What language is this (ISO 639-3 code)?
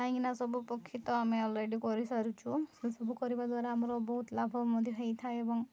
ori